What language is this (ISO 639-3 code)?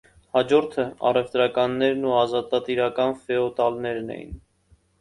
hye